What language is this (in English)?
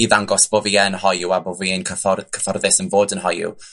Welsh